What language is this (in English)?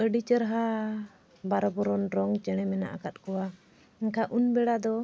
Santali